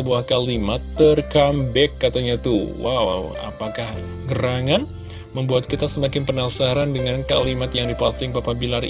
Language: Indonesian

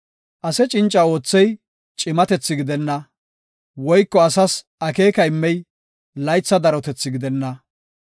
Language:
Gofa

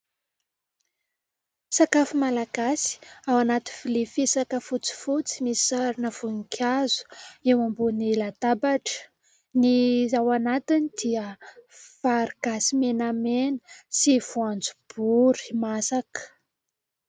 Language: Malagasy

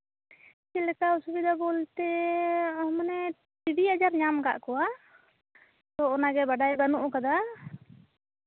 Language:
Santali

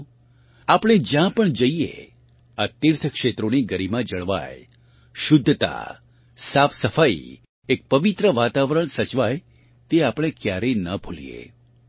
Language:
Gujarati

